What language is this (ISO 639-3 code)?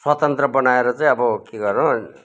nep